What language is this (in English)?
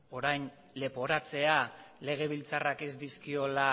Basque